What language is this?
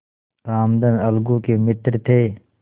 Hindi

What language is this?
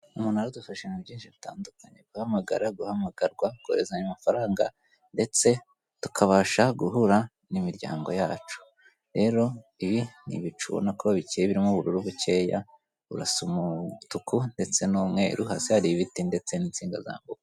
Kinyarwanda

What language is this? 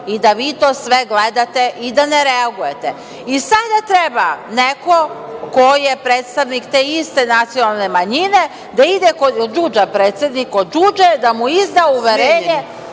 Serbian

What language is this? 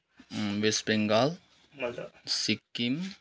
Nepali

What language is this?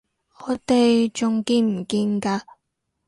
Cantonese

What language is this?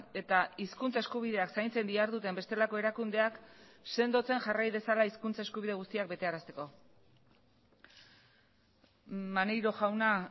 Basque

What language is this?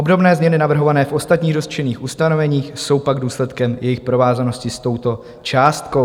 Czech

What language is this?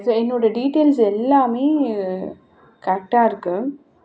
Tamil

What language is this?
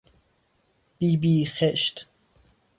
Persian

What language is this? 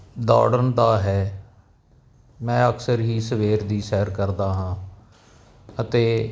Punjabi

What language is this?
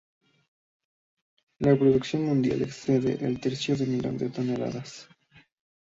Spanish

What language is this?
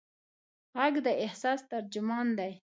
Pashto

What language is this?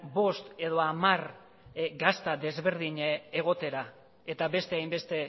Basque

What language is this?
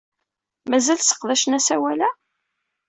Kabyle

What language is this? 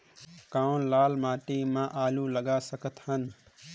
Chhattisgarhi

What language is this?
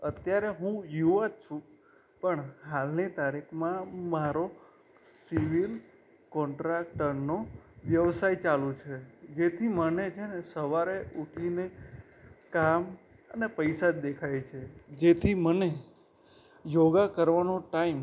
Gujarati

